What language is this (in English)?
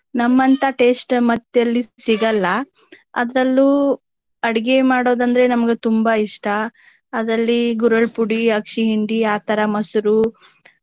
Kannada